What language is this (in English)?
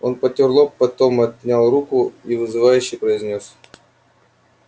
Russian